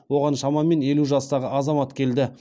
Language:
Kazakh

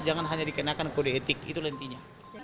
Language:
Indonesian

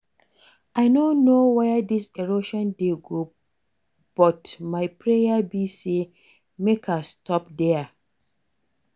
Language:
Nigerian Pidgin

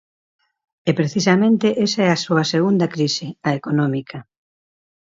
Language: Galician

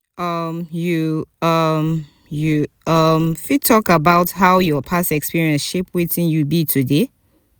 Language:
Nigerian Pidgin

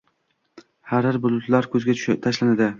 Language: Uzbek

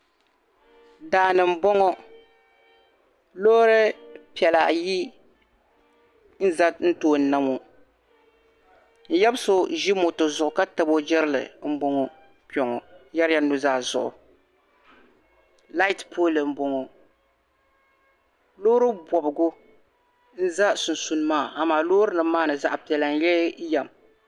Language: Dagbani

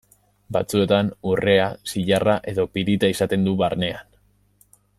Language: Basque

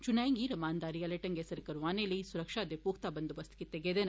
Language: Dogri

